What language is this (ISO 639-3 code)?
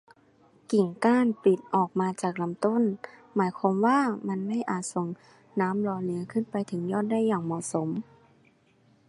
tha